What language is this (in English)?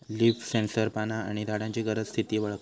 Marathi